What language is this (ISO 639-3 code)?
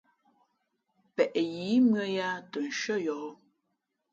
fmp